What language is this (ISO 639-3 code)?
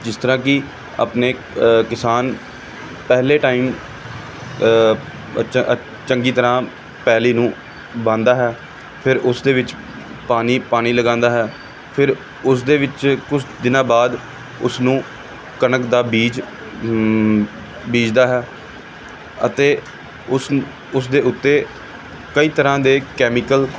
pan